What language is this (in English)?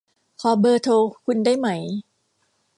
Thai